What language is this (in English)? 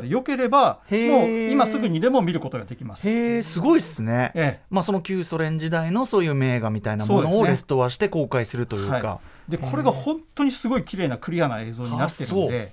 Japanese